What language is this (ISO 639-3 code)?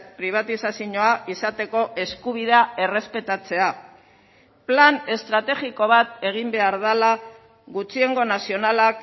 eus